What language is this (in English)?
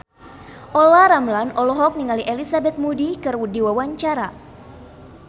Sundanese